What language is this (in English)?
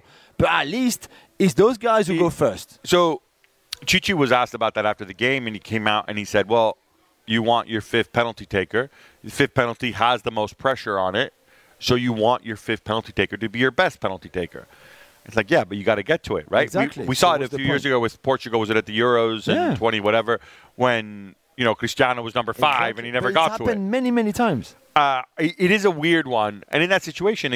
English